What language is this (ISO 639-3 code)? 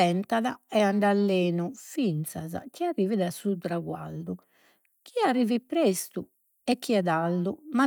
srd